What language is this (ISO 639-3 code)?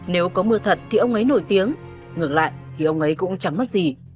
vie